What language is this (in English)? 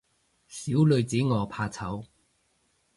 Cantonese